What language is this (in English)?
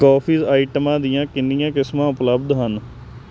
Punjabi